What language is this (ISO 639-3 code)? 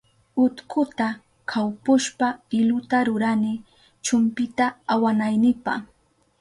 qup